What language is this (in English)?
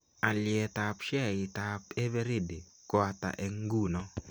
Kalenjin